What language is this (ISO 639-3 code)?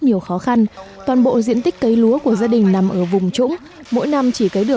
vie